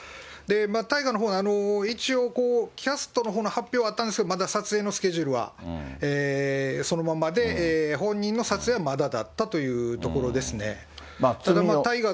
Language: Japanese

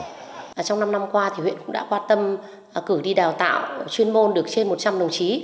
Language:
Vietnamese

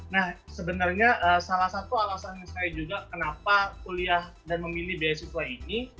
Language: Indonesian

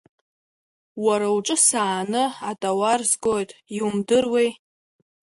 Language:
Abkhazian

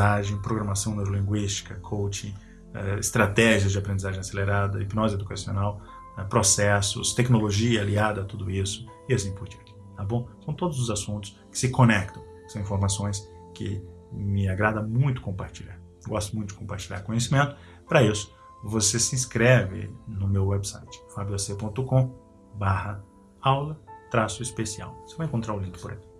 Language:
Portuguese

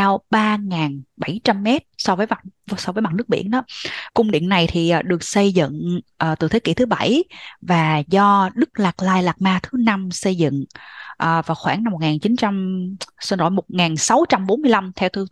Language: Vietnamese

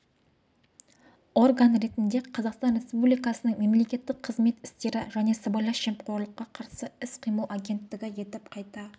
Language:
Kazakh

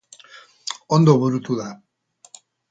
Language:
Basque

